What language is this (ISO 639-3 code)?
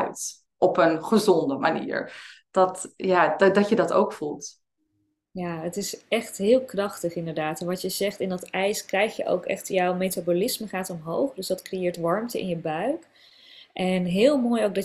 nld